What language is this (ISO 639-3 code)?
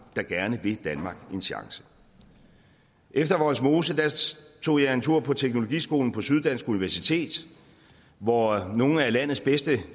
dan